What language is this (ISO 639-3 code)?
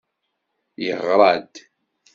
kab